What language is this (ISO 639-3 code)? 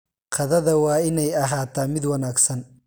som